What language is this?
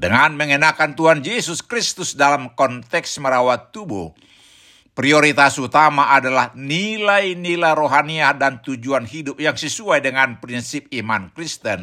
Indonesian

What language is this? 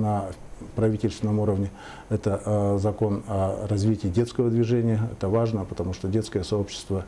Russian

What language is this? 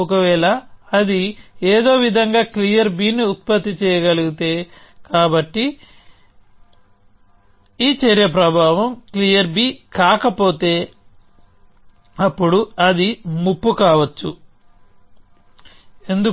Telugu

